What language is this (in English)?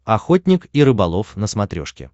Russian